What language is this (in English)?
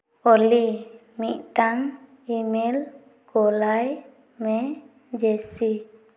Santali